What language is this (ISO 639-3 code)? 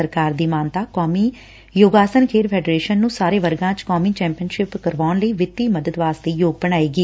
pan